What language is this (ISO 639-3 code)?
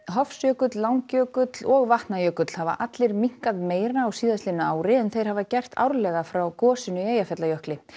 isl